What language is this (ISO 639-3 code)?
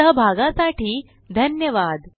mar